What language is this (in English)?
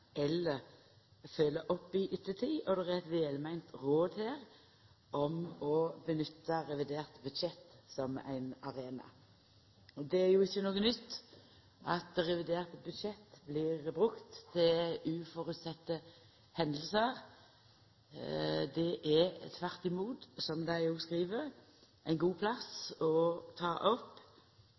Norwegian Nynorsk